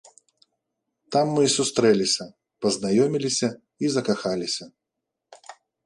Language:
Belarusian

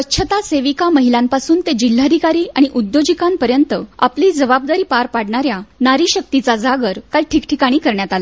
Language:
Marathi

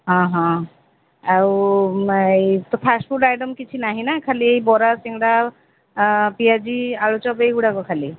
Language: Odia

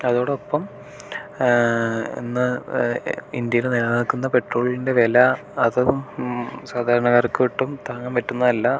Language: Malayalam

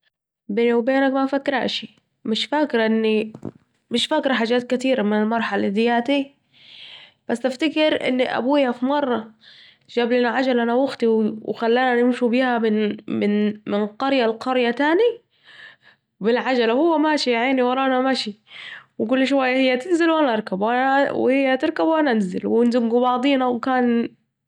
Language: Saidi Arabic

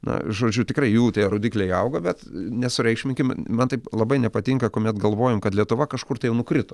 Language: Lithuanian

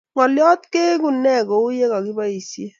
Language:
Kalenjin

